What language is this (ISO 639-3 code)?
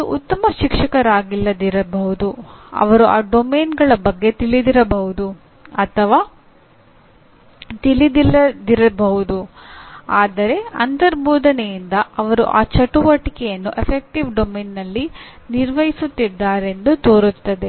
kan